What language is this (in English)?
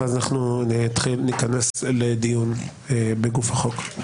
Hebrew